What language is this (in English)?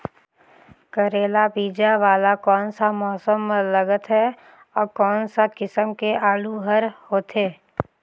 Chhattisgarhi